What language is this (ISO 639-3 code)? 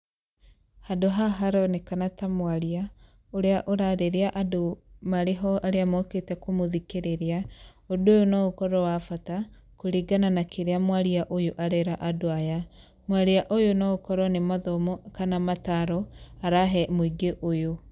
kik